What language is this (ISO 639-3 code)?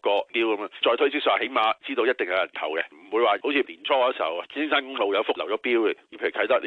zho